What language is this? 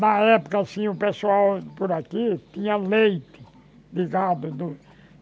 Portuguese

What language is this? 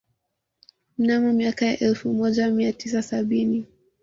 Swahili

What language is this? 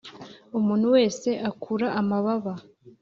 Kinyarwanda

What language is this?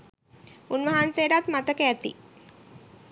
Sinhala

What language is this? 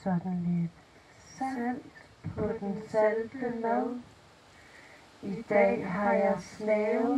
Danish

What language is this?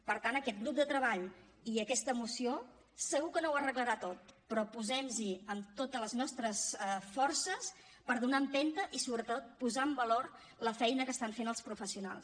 Catalan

